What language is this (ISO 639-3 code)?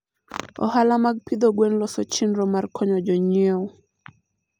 luo